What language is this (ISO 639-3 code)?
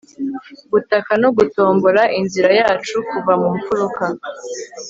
kin